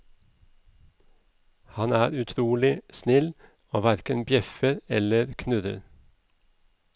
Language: Norwegian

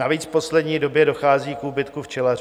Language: Czech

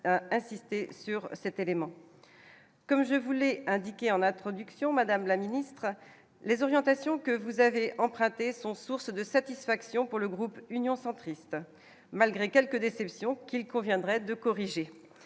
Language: French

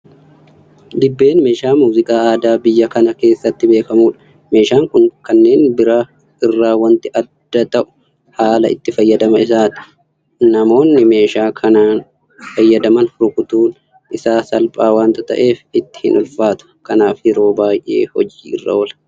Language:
Oromo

